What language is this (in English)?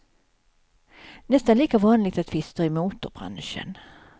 Swedish